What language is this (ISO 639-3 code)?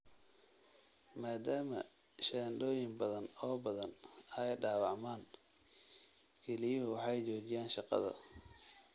som